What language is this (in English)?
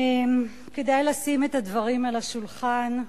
Hebrew